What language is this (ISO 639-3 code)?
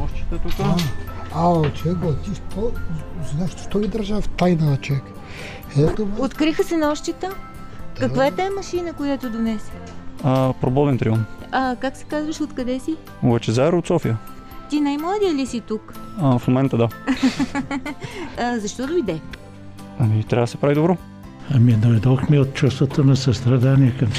bul